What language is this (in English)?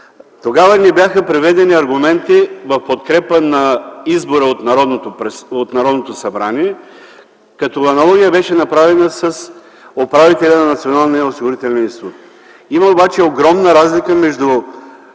Bulgarian